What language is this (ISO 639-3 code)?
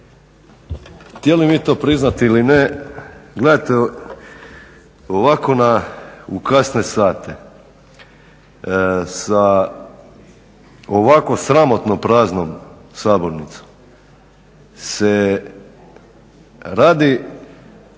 hrv